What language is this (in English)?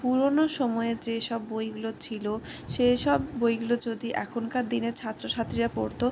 Bangla